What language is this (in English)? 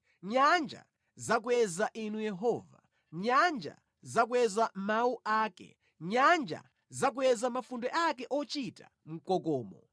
Nyanja